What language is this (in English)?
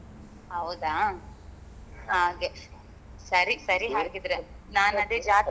Kannada